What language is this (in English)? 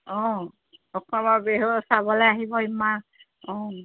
Assamese